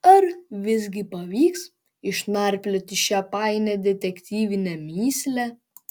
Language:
Lithuanian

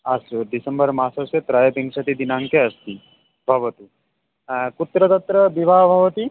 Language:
Sanskrit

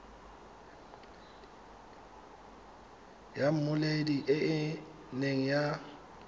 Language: Tswana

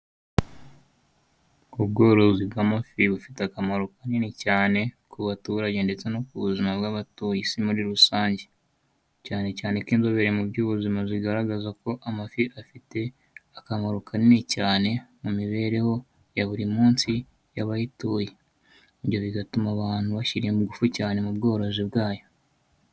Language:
Kinyarwanda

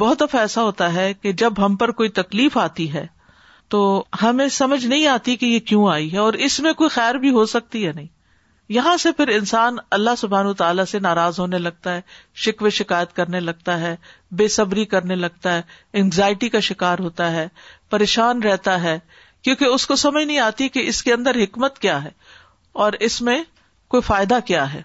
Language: Urdu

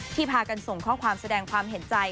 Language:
Thai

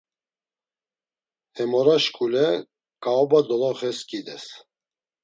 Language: Laz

